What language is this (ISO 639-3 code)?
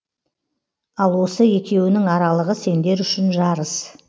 kaz